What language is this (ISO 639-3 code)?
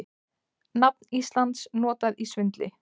isl